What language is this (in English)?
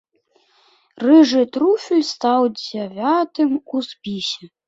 Belarusian